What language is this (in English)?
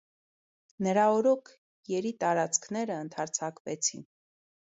Armenian